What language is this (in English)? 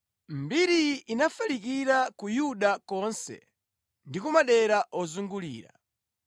Nyanja